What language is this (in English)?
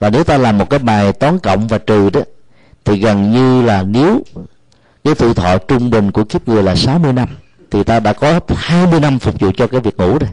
Vietnamese